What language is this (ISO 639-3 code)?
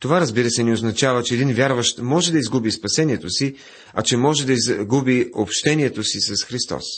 bul